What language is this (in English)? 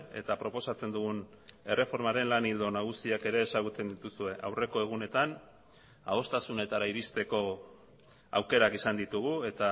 Basque